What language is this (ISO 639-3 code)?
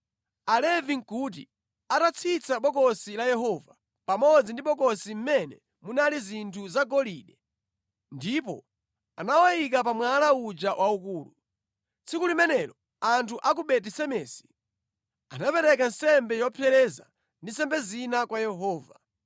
nya